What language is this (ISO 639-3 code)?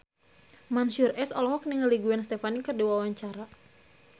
sun